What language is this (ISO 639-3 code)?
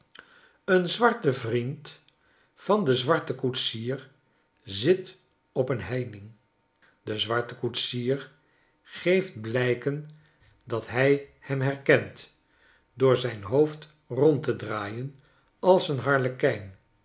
nld